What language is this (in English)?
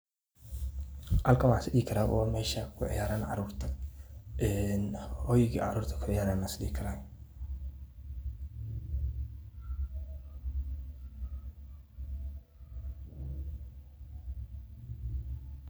Somali